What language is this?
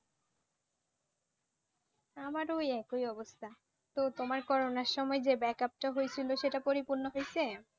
Bangla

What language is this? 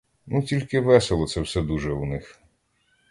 Ukrainian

